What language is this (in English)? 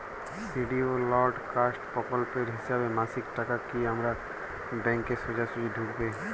Bangla